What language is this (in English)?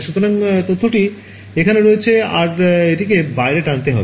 Bangla